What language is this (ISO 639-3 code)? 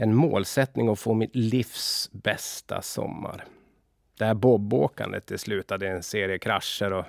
swe